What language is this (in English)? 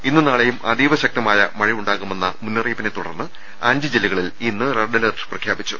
Malayalam